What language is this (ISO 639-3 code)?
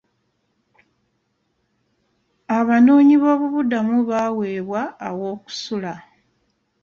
lug